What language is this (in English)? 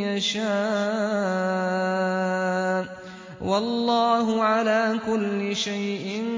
Arabic